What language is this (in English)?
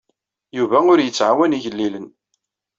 Kabyle